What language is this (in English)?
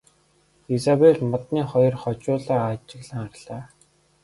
Mongolian